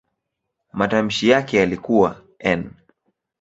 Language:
Swahili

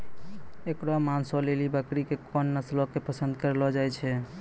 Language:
Maithili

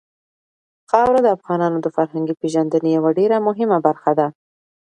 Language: Pashto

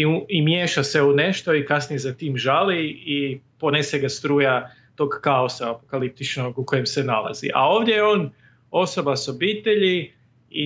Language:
Croatian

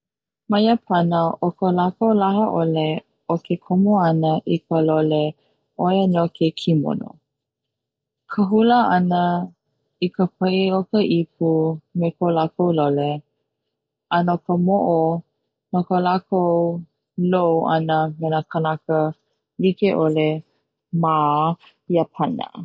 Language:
Hawaiian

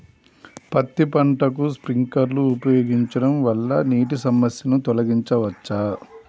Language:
Telugu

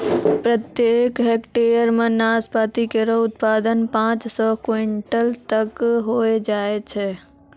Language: Maithili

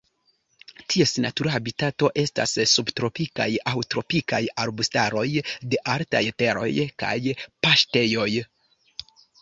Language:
Esperanto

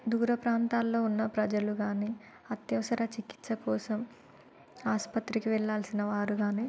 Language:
Telugu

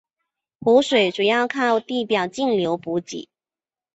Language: Chinese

